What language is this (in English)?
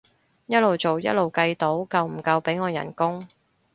Cantonese